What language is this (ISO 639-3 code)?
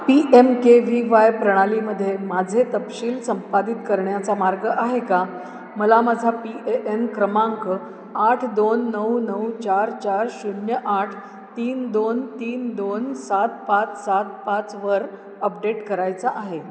mar